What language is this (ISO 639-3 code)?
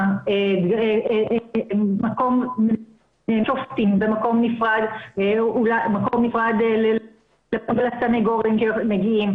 heb